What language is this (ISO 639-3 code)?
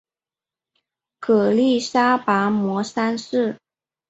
zho